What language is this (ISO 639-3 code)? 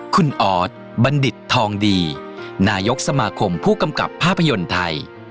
tha